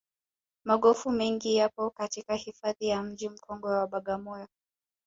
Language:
Swahili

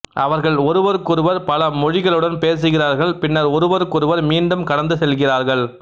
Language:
Tamil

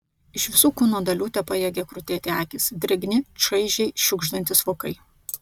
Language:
Lithuanian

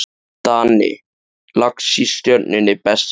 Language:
Icelandic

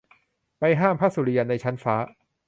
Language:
Thai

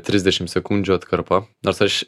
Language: Lithuanian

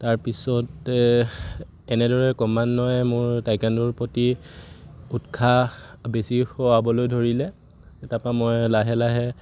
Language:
Assamese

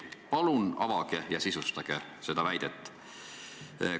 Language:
Estonian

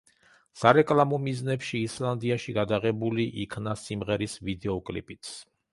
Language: Georgian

